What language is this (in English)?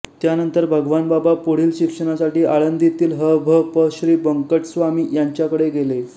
Marathi